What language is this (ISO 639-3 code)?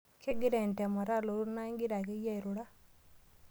mas